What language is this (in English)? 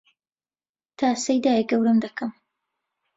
Central Kurdish